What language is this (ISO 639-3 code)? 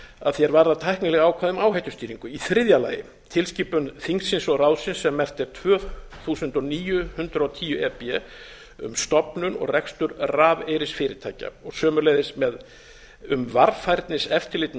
isl